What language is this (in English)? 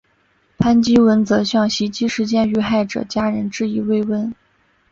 Chinese